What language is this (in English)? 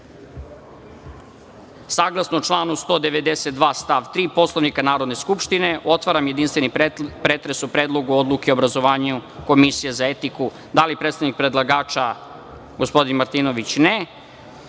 Serbian